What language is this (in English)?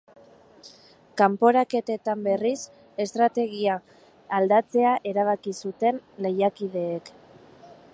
Basque